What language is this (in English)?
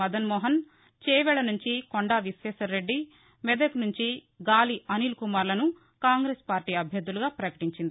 Telugu